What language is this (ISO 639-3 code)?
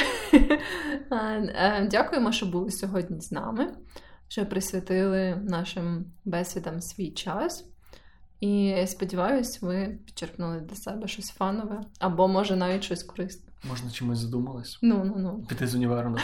ukr